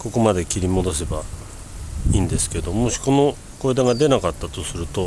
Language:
Japanese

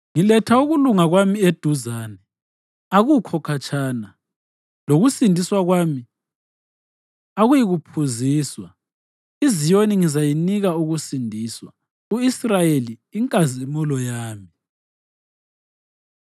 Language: North Ndebele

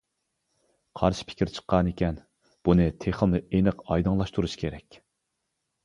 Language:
Uyghur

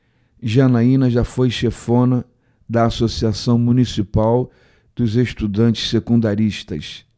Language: Portuguese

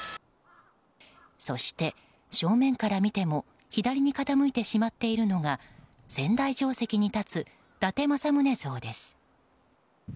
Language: Japanese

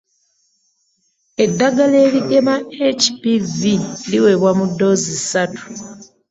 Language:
Ganda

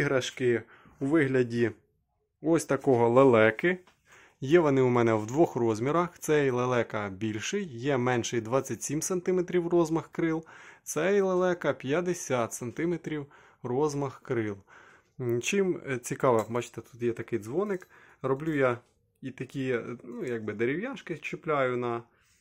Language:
Ukrainian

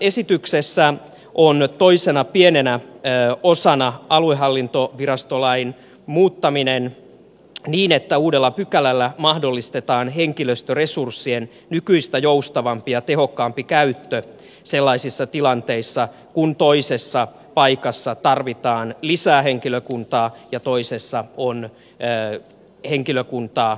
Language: Finnish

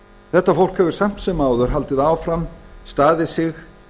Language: Icelandic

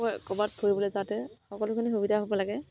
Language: Assamese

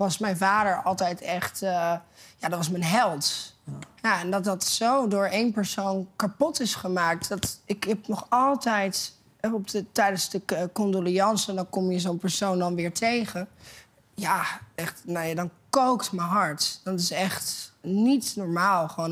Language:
Dutch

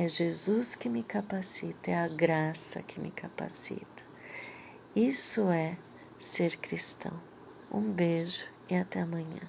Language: Portuguese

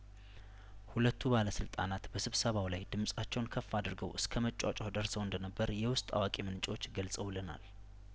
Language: Amharic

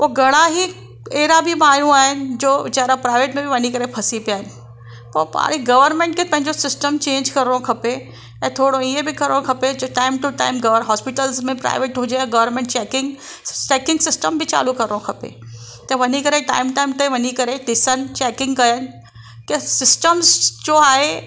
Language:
Sindhi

